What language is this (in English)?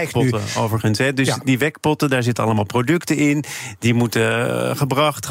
Dutch